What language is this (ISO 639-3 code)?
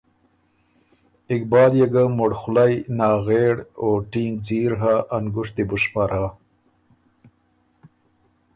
oru